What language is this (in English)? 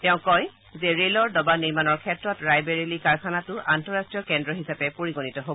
Assamese